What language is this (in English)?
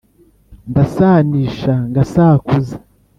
Kinyarwanda